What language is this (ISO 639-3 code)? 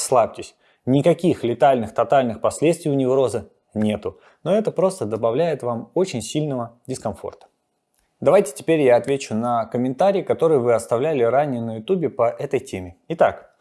rus